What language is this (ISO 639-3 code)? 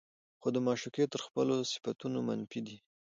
pus